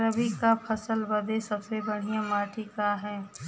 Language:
Bhojpuri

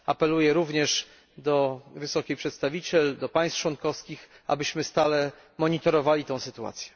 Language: Polish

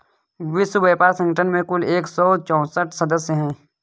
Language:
Hindi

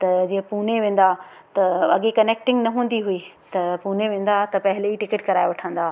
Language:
Sindhi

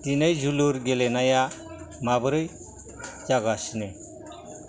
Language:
Bodo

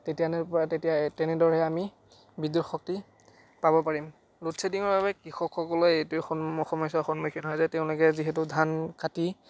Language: Assamese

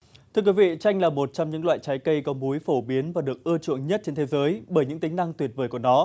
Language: Vietnamese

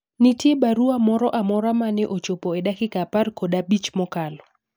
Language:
Luo (Kenya and Tanzania)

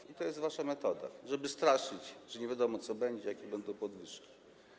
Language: Polish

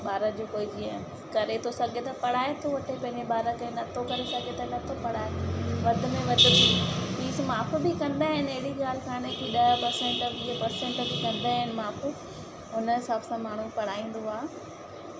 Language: Sindhi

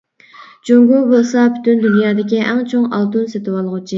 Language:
Uyghur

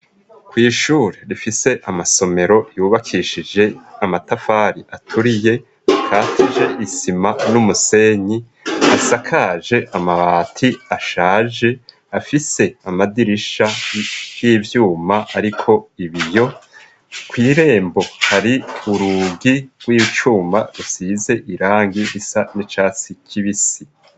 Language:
Rundi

